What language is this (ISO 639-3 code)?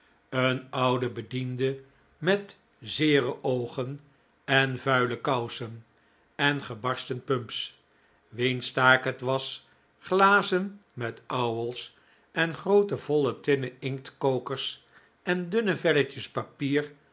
nld